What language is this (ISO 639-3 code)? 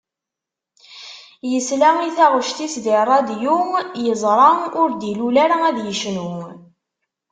kab